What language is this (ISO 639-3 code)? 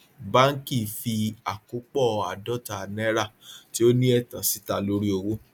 yor